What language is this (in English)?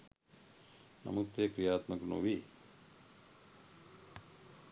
Sinhala